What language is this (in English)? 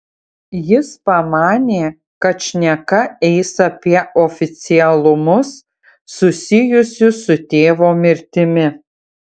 Lithuanian